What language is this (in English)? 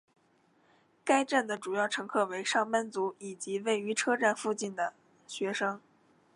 Chinese